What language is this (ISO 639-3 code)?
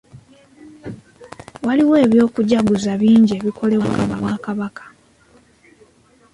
lug